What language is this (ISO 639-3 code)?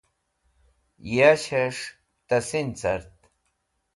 wbl